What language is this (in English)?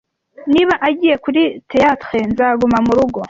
Kinyarwanda